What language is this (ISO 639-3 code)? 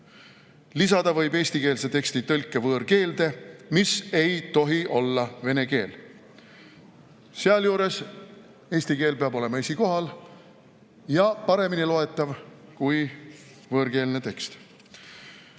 est